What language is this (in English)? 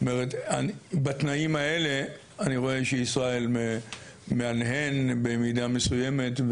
Hebrew